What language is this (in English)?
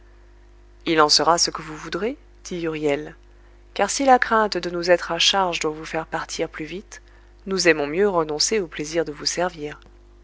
French